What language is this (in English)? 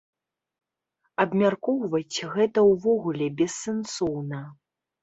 Belarusian